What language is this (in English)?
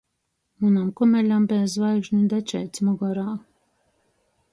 Latgalian